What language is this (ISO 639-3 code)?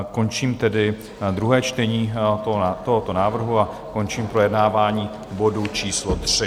ces